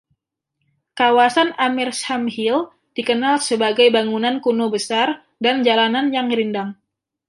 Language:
Indonesian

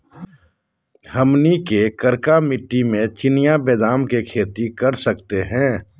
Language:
Magahi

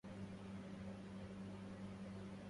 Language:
Arabic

